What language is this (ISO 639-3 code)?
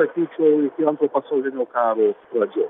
lit